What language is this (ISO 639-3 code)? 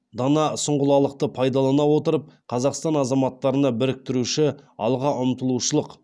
kaz